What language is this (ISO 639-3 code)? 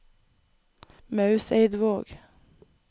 nor